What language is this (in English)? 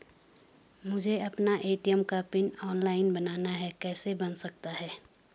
Hindi